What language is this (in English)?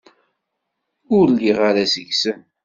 Kabyle